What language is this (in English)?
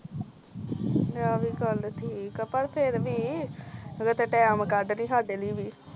Punjabi